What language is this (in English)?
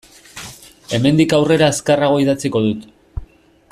Basque